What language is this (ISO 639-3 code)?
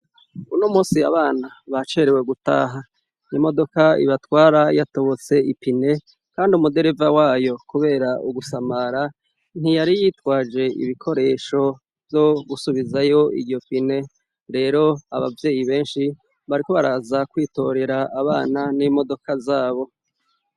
run